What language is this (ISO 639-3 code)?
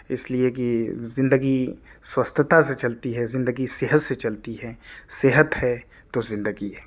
urd